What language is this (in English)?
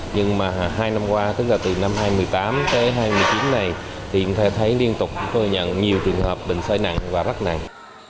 Vietnamese